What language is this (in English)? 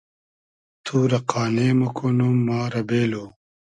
Hazaragi